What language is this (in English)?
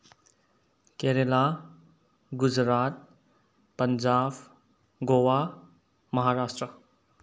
Manipuri